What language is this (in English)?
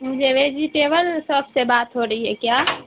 Urdu